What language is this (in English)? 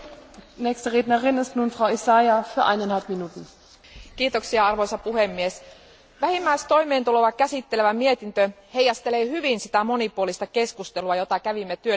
Finnish